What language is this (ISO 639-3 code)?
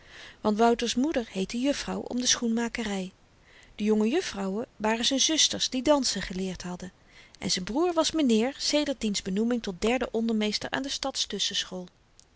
nld